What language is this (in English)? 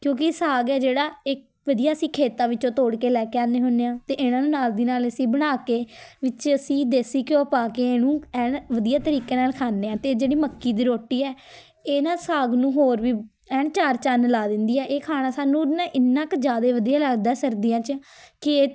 Punjabi